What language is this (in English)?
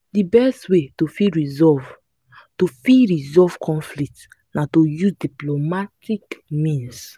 Nigerian Pidgin